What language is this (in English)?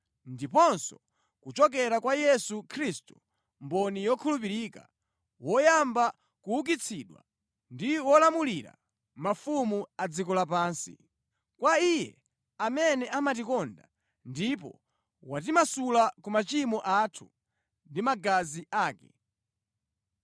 Nyanja